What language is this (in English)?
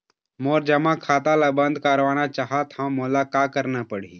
Chhattisgarhi